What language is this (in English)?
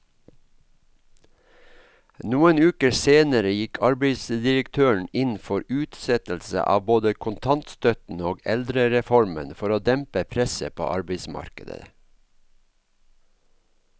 Norwegian